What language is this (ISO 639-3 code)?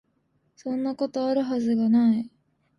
jpn